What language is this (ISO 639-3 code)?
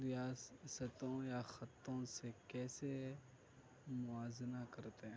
urd